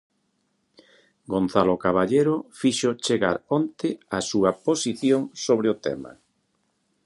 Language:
Galician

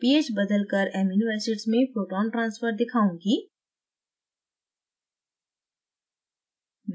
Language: Hindi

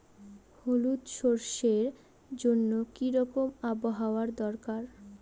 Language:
Bangla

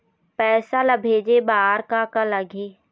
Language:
Chhattisgarhi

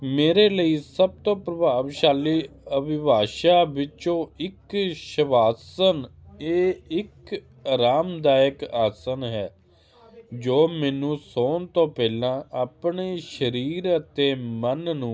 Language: Punjabi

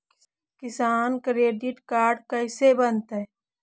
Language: Magahi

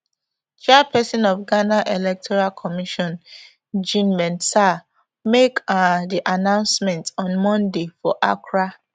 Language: Nigerian Pidgin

